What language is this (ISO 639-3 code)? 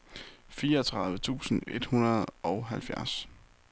dan